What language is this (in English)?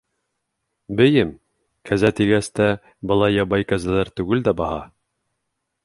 Bashkir